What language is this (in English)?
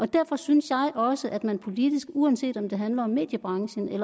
Danish